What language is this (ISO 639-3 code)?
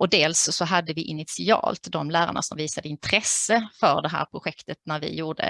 swe